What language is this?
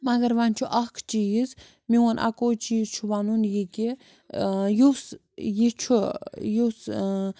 Kashmiri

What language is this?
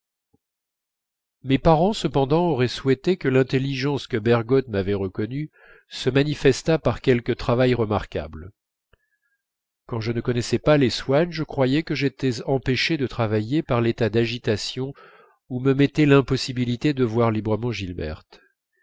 French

